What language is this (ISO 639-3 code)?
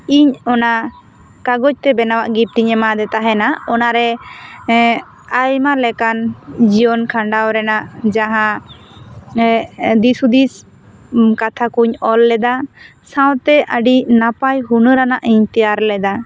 sat